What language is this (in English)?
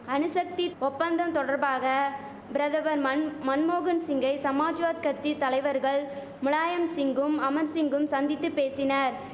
Tamil